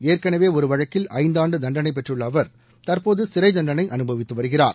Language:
Tamil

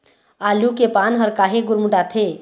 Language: Chhattisgarhi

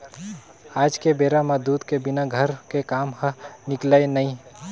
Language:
Chhattisgarhi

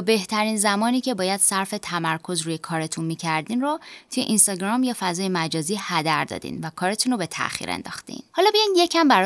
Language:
Persian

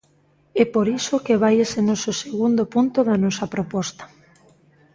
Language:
Galician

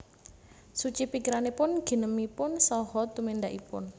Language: Javanese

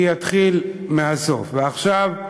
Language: Hebrew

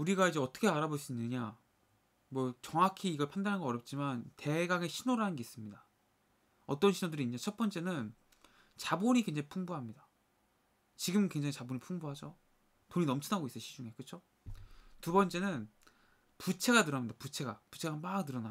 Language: Korean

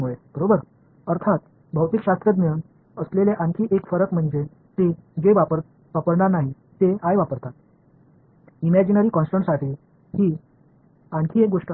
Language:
Tamil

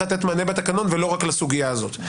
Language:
Hebrew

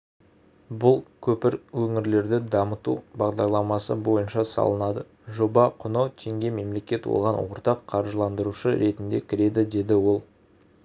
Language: Kazakh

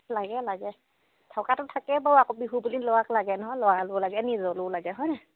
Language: Assamese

